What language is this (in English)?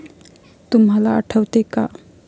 Marathi